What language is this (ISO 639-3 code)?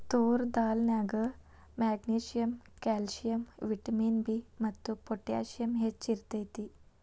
kan